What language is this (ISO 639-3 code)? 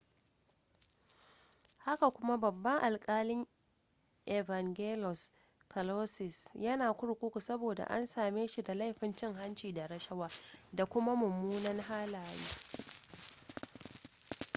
hau